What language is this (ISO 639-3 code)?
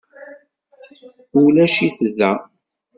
kab